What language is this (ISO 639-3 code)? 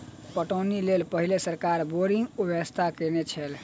mai